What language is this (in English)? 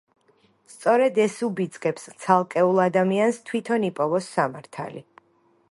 Georgian